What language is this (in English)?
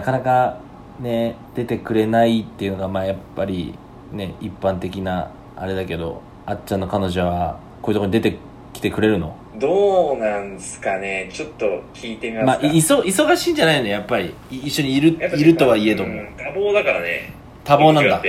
Japanese